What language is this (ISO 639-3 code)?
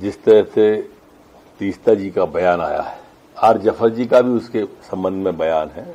hin